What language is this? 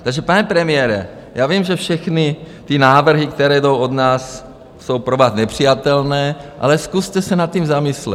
Czech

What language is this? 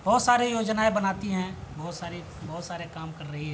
Urdu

